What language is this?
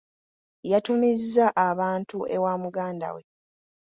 Ganda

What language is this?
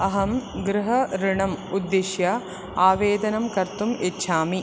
Sanskrit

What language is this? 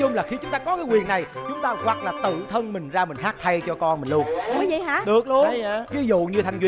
Vietnamese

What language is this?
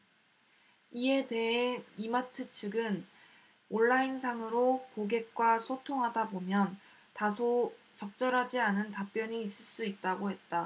Korean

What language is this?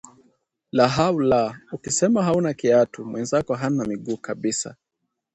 Swahili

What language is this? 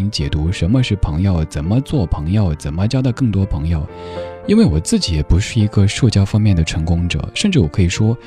Chinese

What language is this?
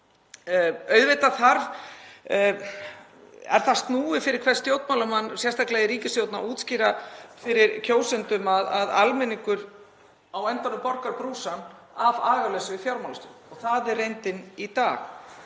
Icelandic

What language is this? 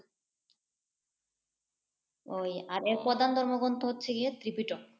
Bangla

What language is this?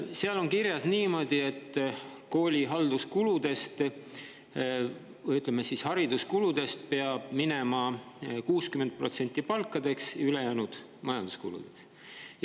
Estonian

